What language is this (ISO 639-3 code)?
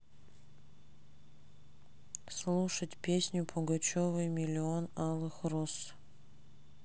rus